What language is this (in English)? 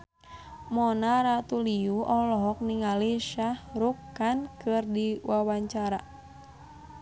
Sundanese